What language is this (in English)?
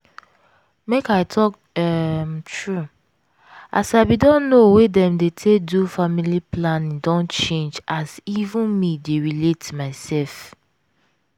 Nigerian Pidgin